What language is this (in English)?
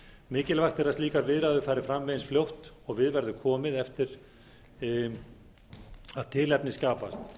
Icelandic